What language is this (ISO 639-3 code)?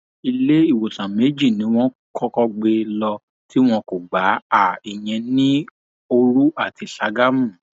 yor